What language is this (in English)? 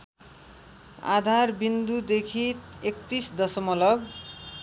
Nepali